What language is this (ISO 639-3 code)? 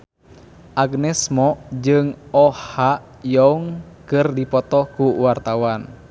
sun